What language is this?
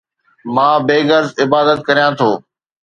Sindhi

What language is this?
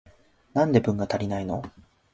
Japanese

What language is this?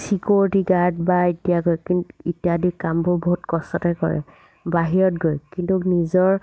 Assamese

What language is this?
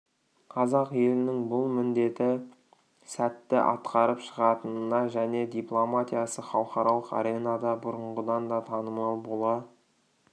Kazakh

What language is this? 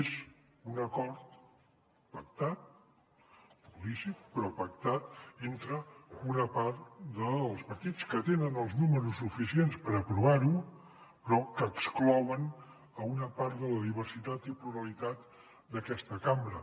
Catalan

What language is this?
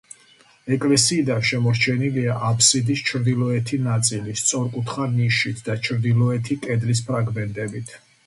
Georgian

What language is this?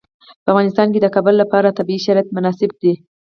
Pashto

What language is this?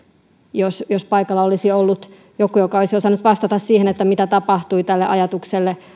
Finnish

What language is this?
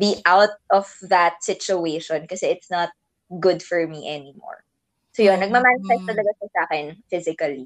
Filipino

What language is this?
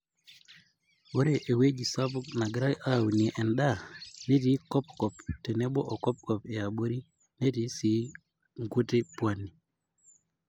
Masai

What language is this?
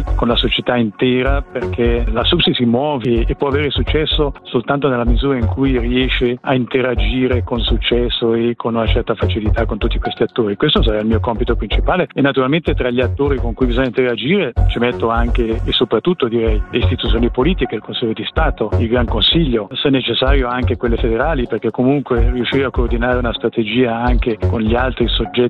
Italian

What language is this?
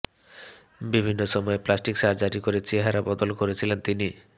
Bangla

